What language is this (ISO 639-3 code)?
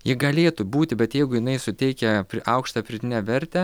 lit